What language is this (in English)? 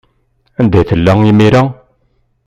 Kabyle